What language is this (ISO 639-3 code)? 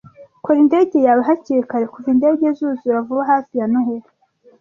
kin